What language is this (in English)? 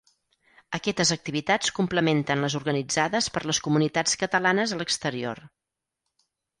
Catalan